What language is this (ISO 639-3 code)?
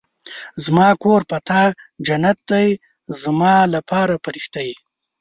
pus